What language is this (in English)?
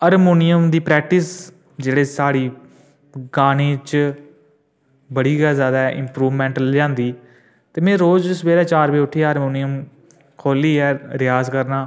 Dogri